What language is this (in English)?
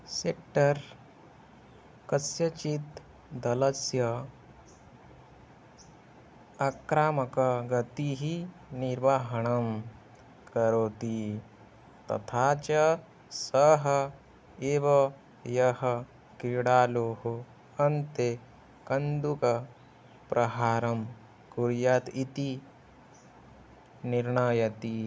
Sanskrit